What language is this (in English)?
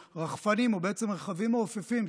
Hebrew